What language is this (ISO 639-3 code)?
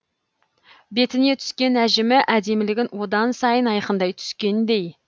kaz